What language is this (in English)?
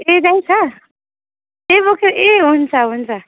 Nepali